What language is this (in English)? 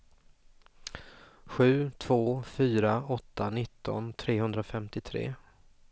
Swedish